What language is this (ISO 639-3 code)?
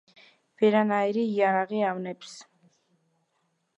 kat